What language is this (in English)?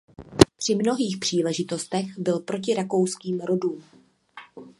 Czech